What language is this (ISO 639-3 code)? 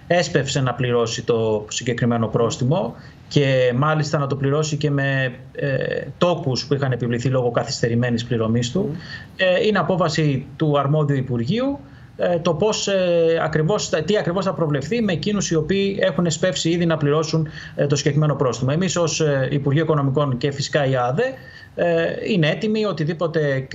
ell